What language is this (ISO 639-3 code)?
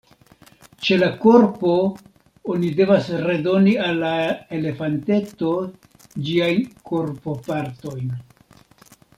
epo